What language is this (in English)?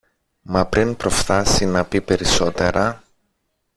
Greek